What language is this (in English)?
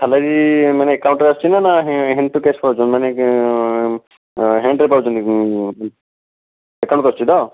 Odia